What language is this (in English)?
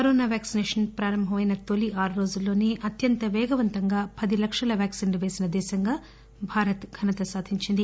Telugu